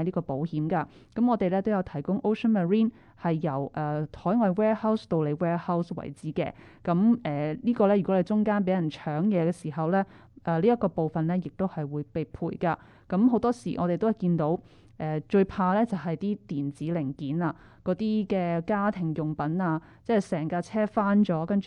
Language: Chinese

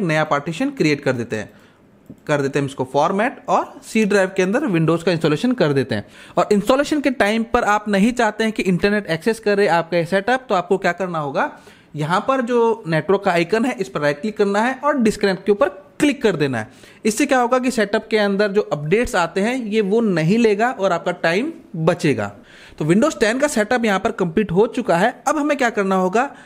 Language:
Hindi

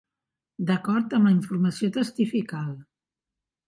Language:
Catalan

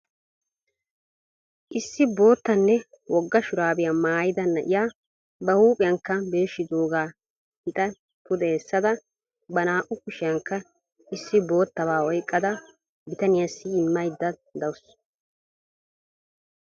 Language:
Wolaytta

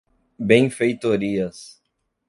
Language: Portuguese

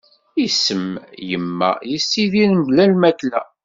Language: Kabyle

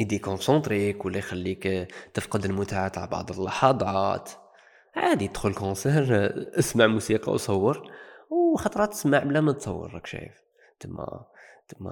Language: Arabic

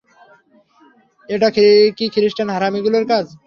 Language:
Bangla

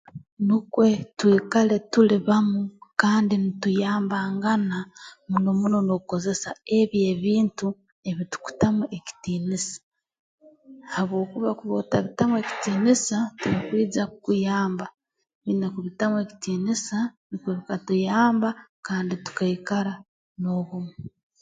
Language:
Tooro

